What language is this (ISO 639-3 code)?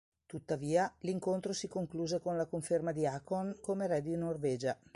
ita